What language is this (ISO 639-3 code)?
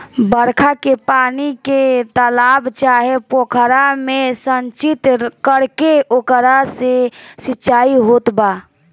bho